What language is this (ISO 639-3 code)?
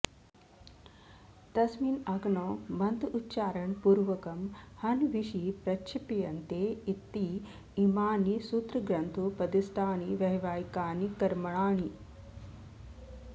san